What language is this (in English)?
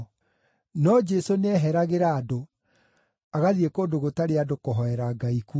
Kikuyu